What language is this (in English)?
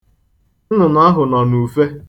Igbo